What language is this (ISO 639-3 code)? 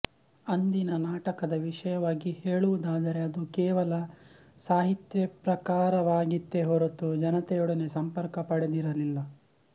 kan